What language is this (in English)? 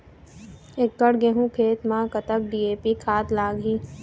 Chhattisgarhi